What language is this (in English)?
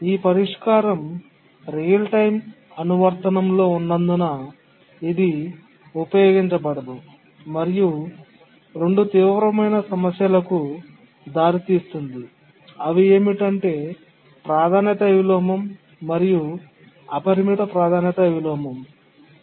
Telugu